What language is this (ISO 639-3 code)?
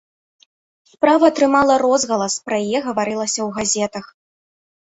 bel